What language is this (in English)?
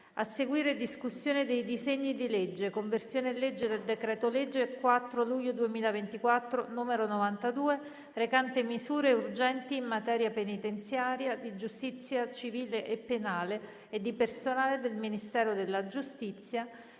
Italian